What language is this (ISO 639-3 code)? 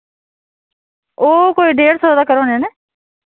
doi